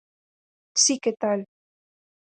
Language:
Galician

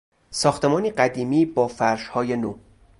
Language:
Persian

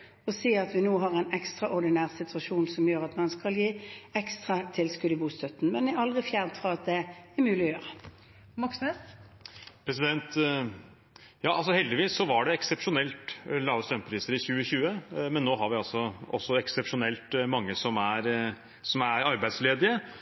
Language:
Norwegian Bokmål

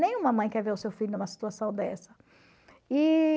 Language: Portuguese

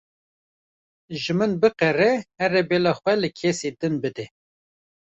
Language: Kurdish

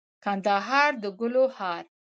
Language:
Pashto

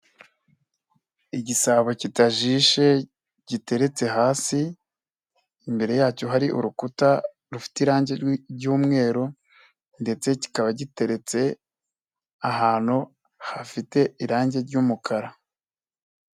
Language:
Kinyarwanda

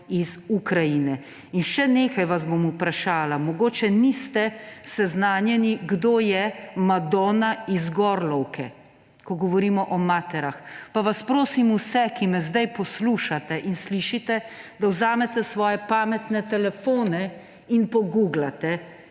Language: Slovenian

